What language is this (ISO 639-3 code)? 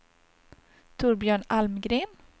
swe